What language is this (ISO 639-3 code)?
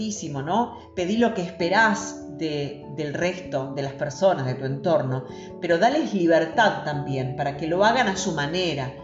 spa